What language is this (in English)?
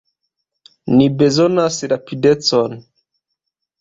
Esperanto